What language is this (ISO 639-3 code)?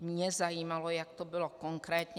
ces